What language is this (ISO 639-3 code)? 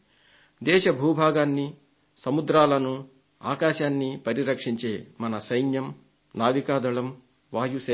tel